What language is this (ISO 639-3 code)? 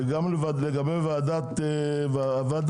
heb